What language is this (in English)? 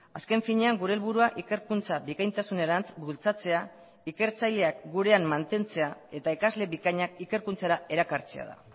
Basque